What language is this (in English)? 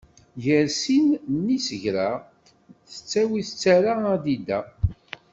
Kabyle